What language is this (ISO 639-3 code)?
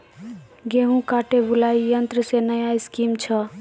mai